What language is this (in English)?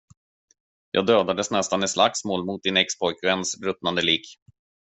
Swedish